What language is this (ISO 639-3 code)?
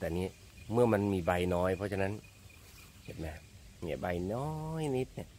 tha